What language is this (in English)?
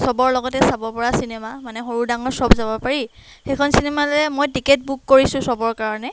Assamese